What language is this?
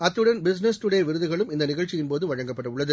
Tamil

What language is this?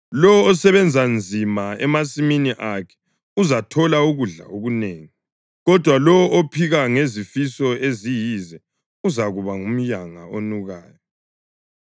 North Ndebele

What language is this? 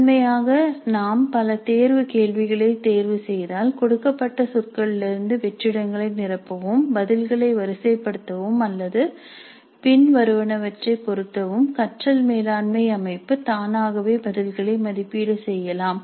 Tamil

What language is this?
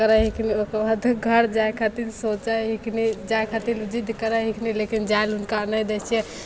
Maithili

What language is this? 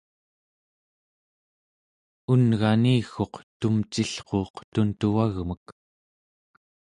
Central Yupik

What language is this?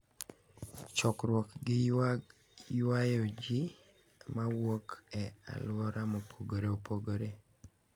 Luo (Kenya and Tanzania)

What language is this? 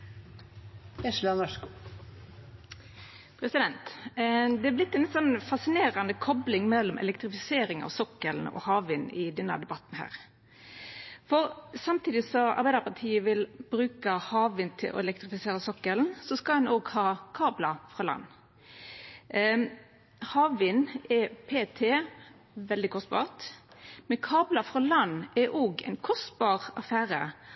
Norwegian Nynorsk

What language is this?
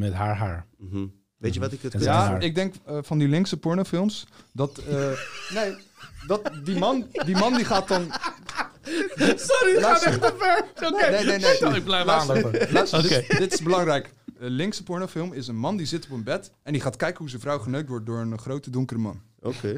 Dutch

